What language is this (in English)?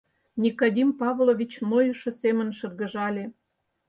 Mari